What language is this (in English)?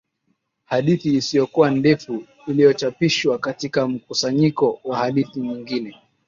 Swahili